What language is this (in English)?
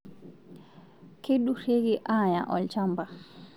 Masai